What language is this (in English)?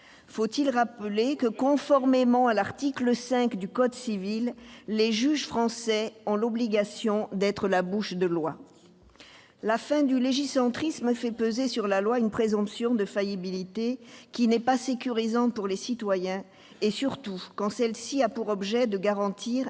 French